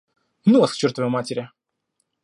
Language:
Russian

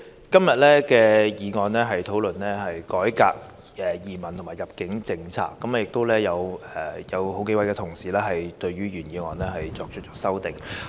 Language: Cantonese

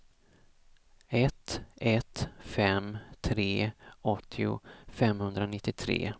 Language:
Swedish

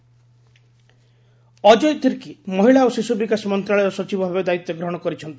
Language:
Odia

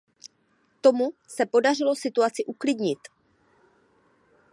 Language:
Czech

